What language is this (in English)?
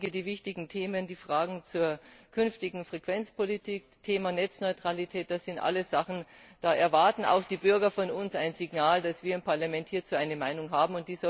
German